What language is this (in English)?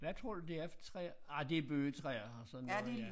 Danish